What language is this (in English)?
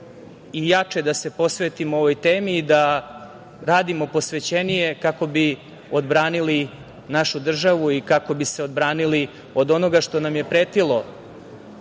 Serbian